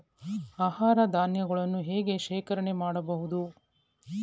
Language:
Kannada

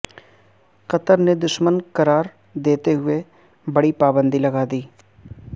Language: Urdu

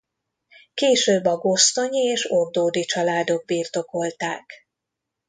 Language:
Hungarian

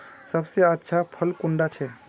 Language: Magahi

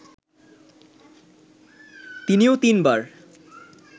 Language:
Bangla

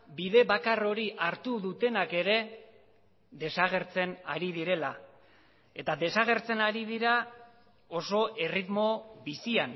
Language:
Basque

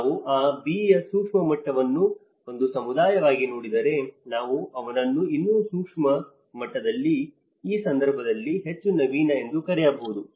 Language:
Kannada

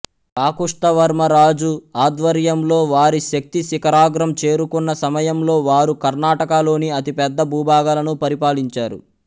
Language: Telugu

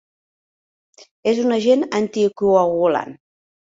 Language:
Catalan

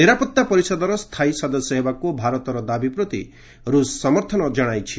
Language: Odia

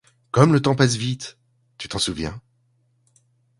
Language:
French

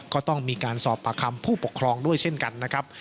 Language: Thai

